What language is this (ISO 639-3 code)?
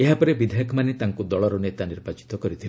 ori